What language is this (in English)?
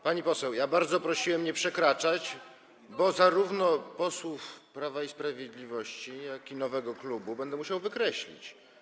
Polish